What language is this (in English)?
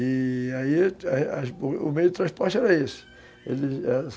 Portuguese